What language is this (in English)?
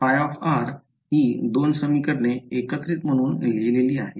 Marathi